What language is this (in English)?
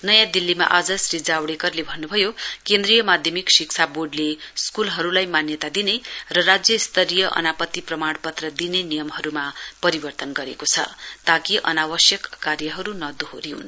Nepali